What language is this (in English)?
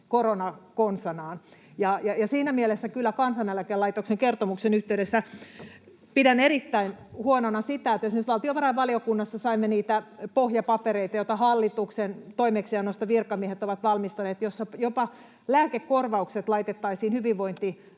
Finnish